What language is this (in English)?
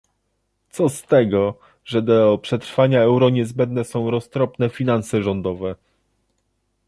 Polish